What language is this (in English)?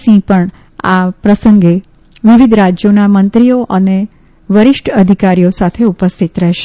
Gujarati